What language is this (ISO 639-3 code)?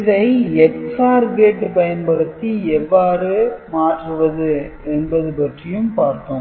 tam